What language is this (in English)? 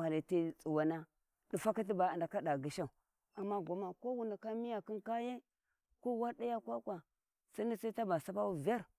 Warji